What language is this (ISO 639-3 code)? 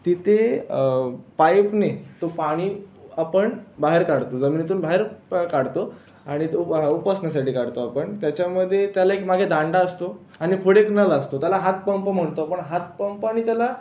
mar